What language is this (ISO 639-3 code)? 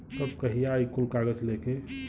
bho